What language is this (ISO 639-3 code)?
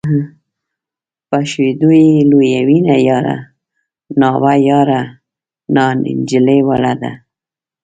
pus